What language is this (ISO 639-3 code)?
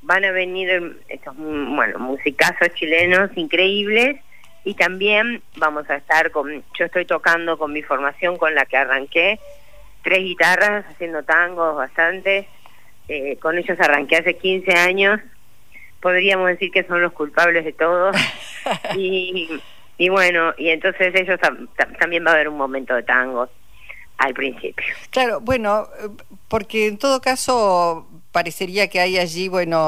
spa